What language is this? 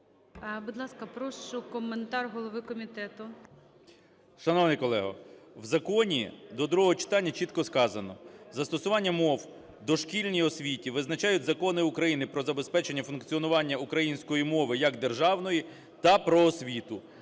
Ukrainian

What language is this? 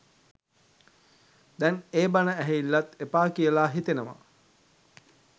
Sinhala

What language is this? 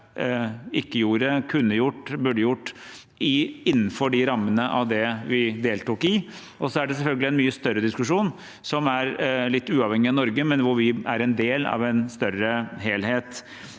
Norwegian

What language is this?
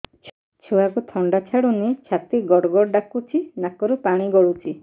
Odia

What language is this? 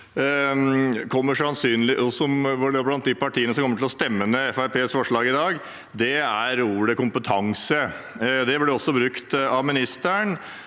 Norwegian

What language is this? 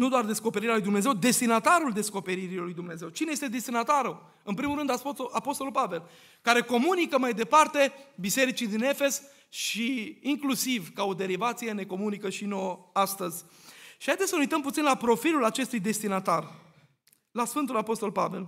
Romanian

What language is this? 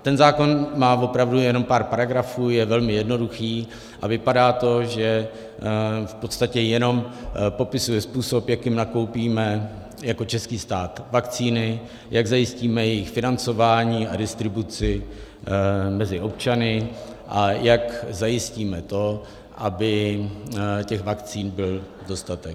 Czech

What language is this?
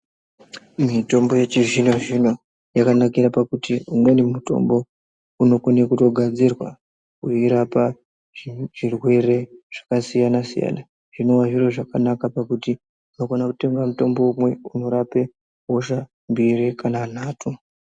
Ndau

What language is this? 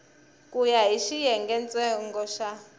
Tsonga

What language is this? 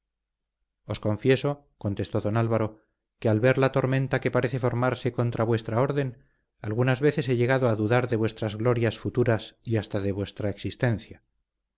Spanish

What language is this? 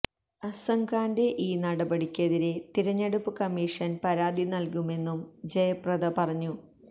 Malayalam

